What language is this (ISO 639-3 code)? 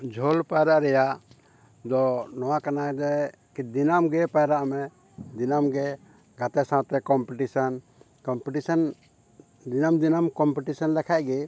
sat